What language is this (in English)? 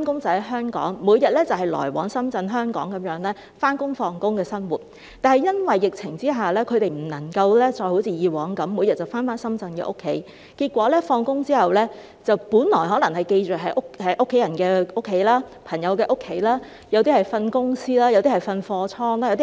Cantonese